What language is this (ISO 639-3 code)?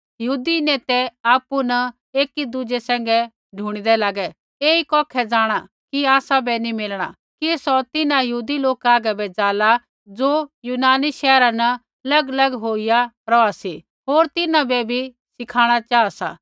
kfx